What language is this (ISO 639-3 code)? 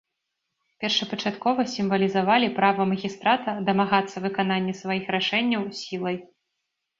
bel